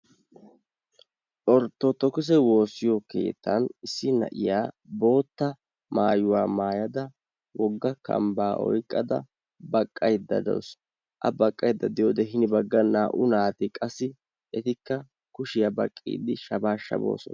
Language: Wolaytta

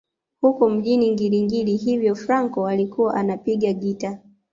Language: Swahili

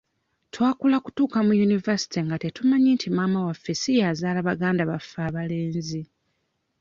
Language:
Ganda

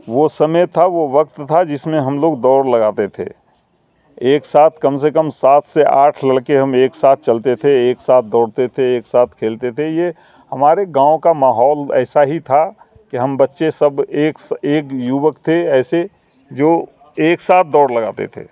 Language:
Urdu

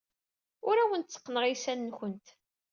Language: Kabyle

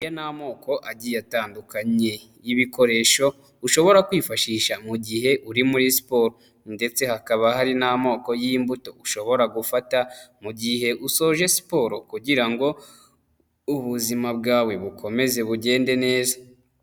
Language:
Kinyarwanda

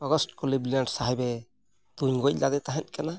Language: Santali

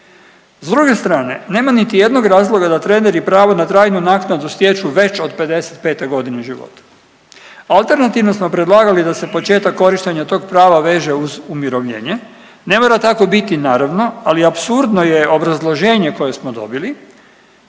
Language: Croatian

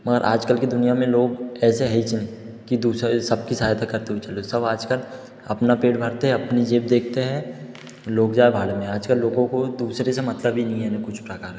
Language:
Hindi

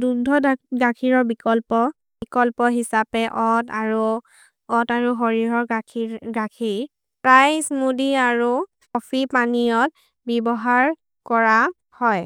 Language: Maria (India)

